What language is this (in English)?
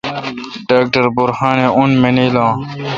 Kalkoti